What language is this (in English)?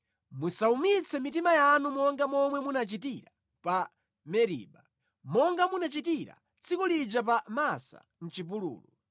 Nyanja